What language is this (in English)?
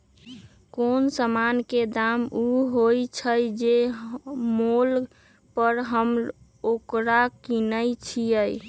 Magahi